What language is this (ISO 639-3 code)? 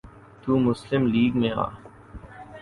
urd